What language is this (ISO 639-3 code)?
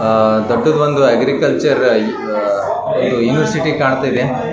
kan